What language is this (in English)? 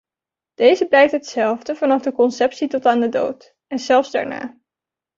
Dutch